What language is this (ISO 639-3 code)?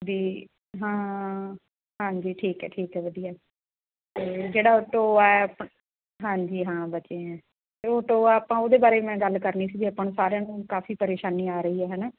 pan